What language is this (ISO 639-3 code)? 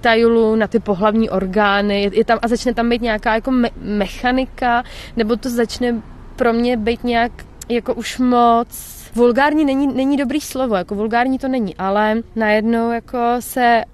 ces